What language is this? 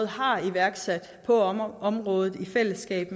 Danish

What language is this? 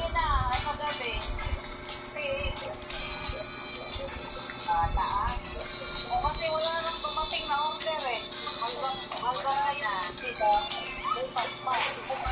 Filipino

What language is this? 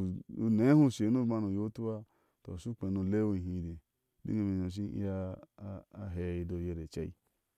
Ashe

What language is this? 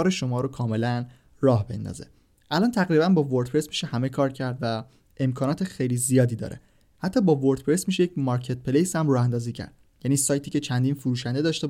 Persian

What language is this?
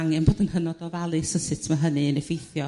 Welsh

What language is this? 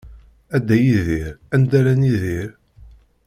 Kabyle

